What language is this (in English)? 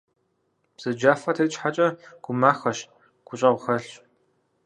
Kabardian